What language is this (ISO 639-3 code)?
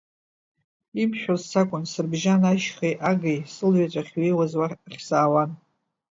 abk